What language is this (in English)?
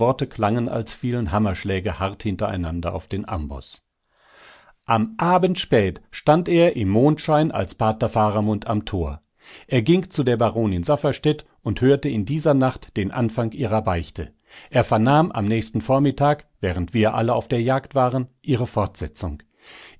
German